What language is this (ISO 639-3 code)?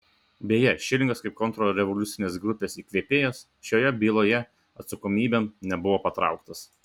lit